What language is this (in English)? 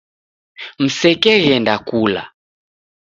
Taita